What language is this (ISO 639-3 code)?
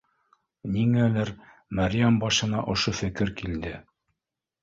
bak